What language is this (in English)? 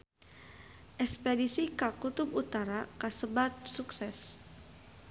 Sundanese